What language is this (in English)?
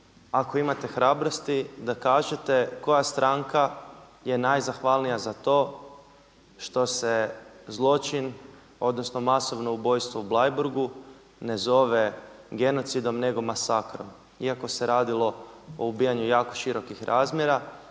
Croatian